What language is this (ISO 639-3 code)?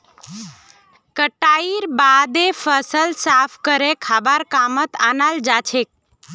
mag